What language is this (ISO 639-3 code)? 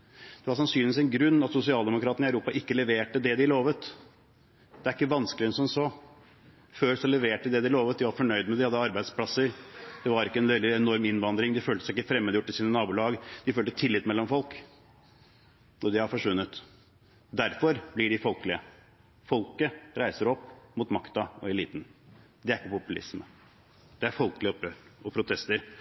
nob